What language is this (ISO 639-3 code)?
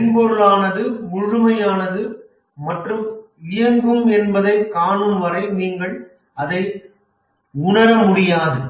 tam